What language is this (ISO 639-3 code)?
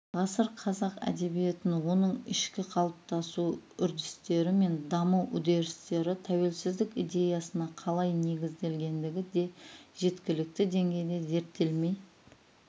kaz